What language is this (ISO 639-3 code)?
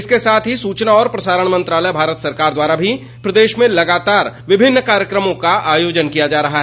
hin